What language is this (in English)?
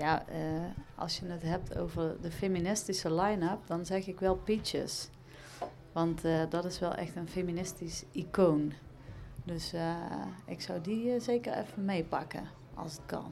Dutch